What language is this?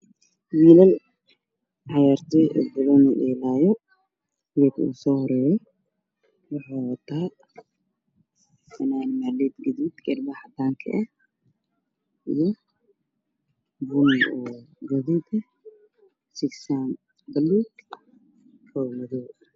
Somali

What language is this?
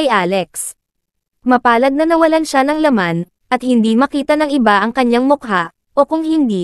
Filipino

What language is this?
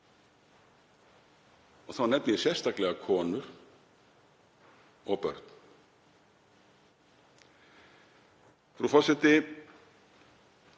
Icelandic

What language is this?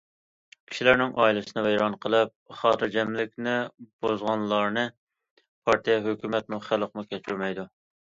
Uyghur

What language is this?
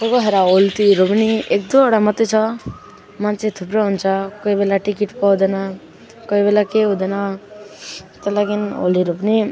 Nepali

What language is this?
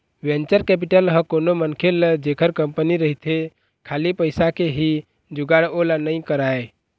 Chhattisgarhi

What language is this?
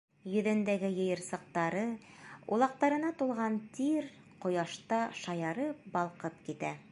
Bashkir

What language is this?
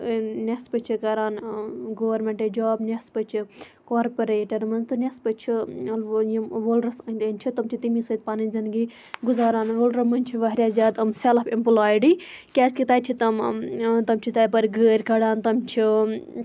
Kashmiri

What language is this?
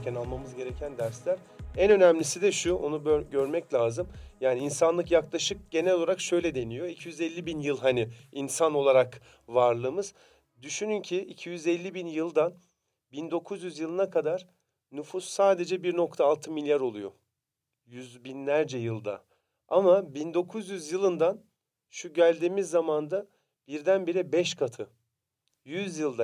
Turkish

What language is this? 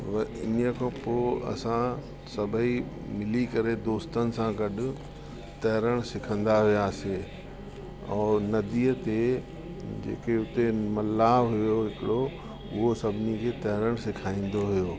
Sindhi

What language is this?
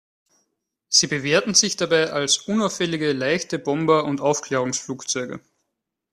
German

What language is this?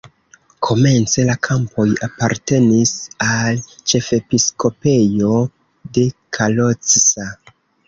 Esperanto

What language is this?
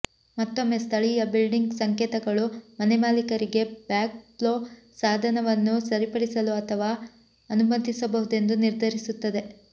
Kannada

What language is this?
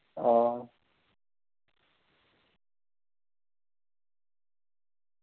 Dogri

